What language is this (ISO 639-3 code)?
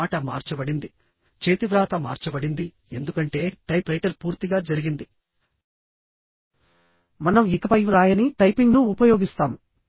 tel